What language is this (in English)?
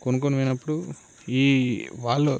Telugu